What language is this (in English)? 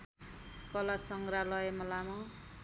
Nepali